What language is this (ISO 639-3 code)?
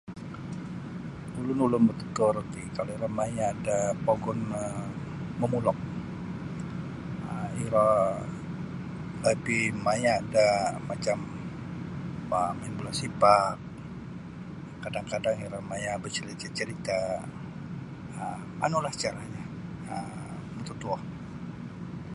bsy